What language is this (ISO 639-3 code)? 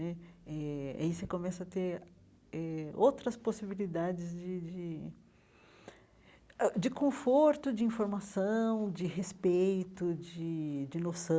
por